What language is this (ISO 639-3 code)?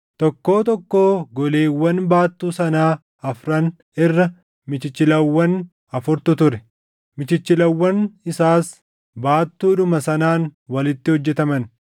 orm